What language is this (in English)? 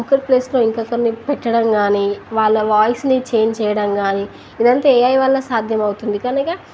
Telugu